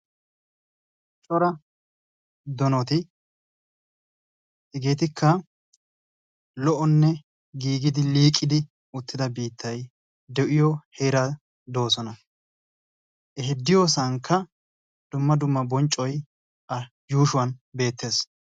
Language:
Wolaytta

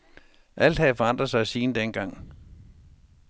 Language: Danish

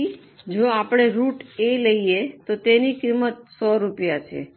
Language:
Gujarati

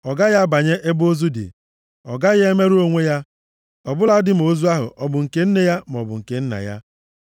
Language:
Igbo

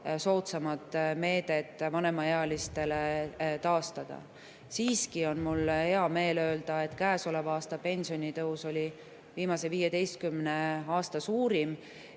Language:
Estonian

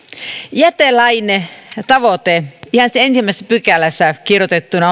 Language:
Finnish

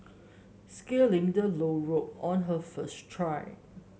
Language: English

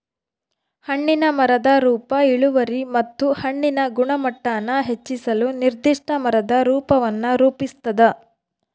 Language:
Kannada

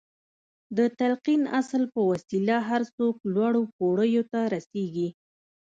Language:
Pashto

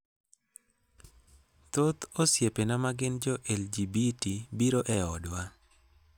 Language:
Luo (Kenya and Tanzania)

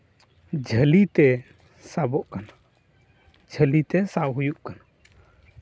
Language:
Santali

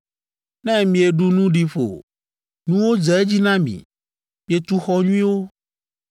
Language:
Ewe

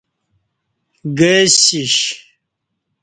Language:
Kati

